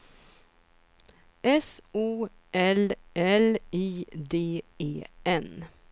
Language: Swedish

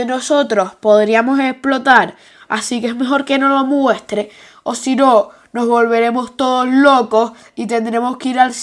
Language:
Spanish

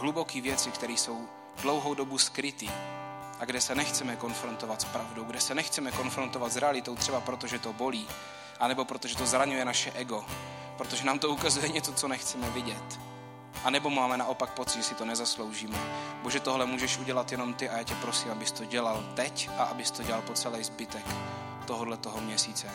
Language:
Czech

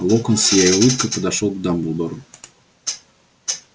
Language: Russian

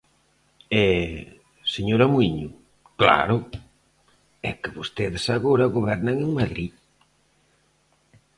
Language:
Galician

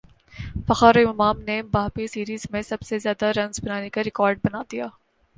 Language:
Urdu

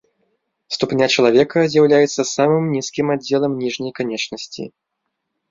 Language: Belarusian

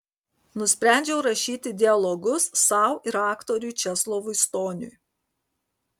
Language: Lithuanian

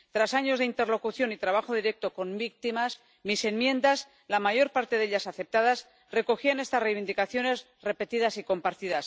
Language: Spanish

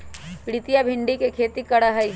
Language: Magahi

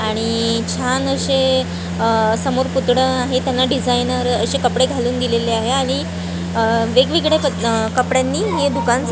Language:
Marathi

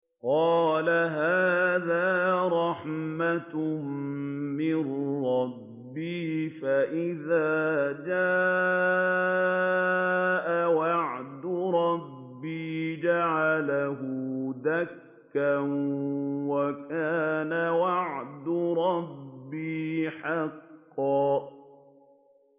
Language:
Arabic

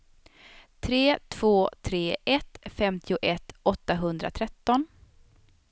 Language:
Swedish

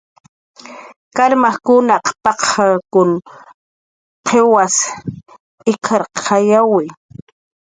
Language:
Jaqaru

